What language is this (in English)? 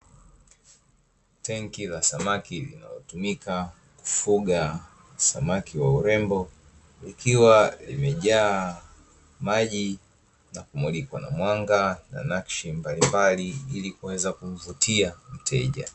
Swahili